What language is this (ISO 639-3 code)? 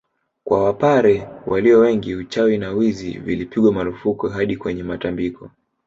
swa